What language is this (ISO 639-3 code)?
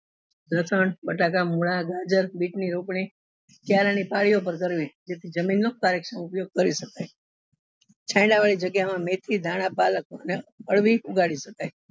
guj